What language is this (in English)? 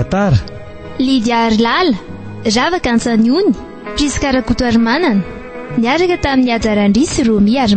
Romanian